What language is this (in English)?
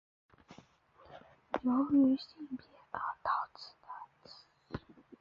Chinese